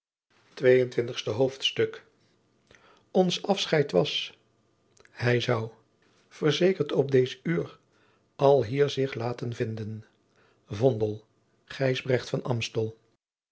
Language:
Dutch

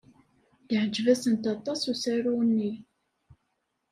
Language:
Kabyle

